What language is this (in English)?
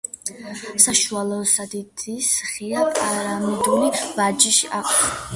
Georgian